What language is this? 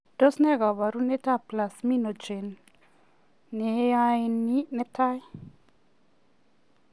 Kalenjin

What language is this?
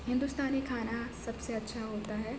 Urdu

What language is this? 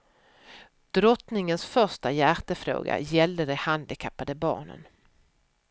Swedish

